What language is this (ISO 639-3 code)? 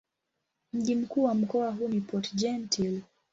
swa